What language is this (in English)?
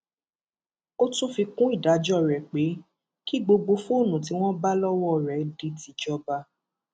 Yoruba